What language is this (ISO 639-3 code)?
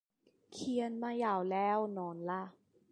tha